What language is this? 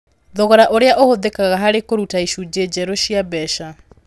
Kikuyu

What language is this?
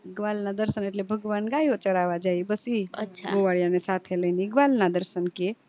Gujarati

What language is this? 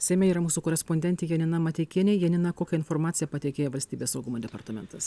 Lithuanian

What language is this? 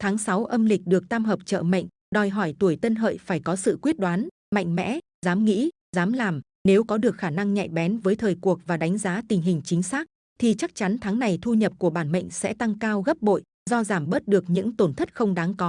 Vietnamese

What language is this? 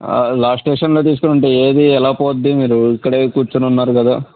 Telugu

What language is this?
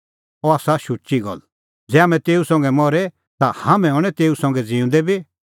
Kullu Pahari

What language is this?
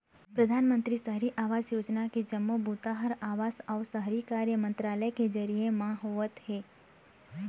Chhattisgarhi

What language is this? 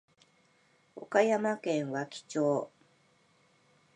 Japanese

